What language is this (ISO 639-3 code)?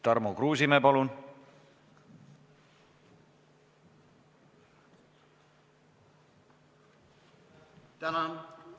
est